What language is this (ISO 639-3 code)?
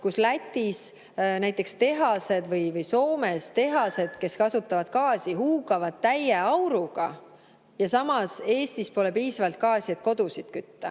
est